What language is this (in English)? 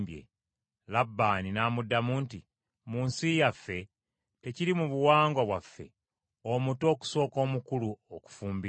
Ganda